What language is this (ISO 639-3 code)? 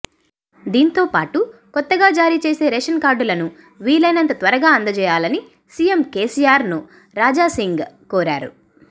tel